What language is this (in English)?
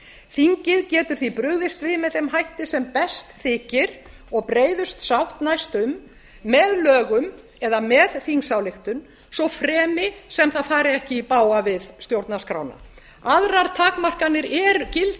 Icelandic